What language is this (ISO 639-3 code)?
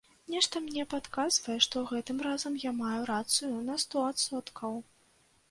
bel